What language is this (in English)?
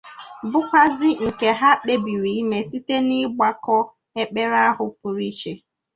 Igbo